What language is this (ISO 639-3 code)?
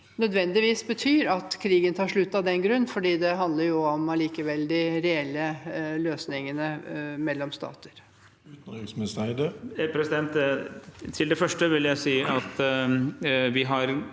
nor